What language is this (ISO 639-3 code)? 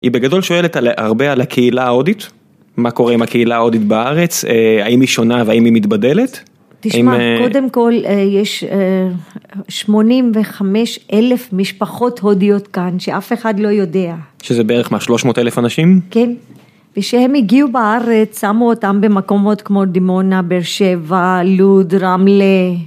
heb